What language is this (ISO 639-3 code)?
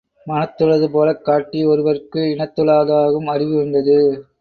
tam